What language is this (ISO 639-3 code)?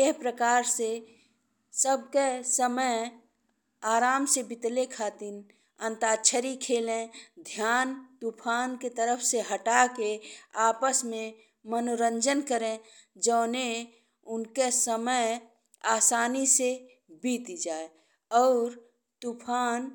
bho